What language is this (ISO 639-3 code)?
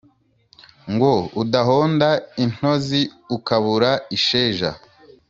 kin